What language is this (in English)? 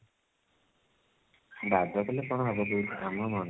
Odia